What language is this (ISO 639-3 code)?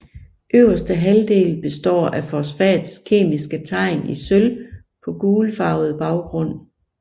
dan